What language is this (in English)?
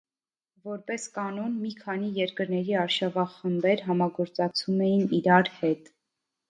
Armenian